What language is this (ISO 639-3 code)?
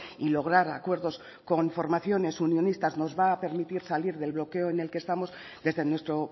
spa